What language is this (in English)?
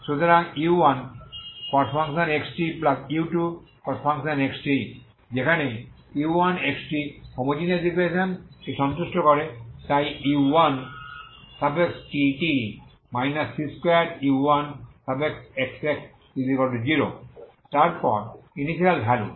Bangla